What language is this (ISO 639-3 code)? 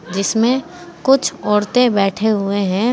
hin